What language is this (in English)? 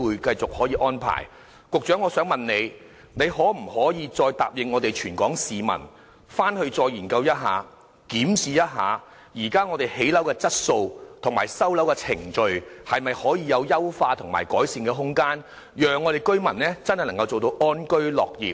Cantonese